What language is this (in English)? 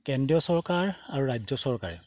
Assamese